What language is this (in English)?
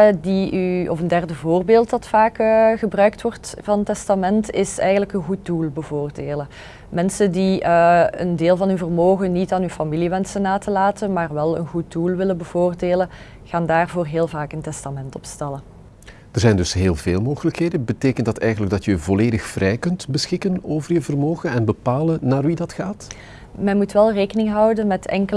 Dutch